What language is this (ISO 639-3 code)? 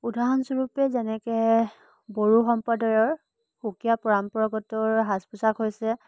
asm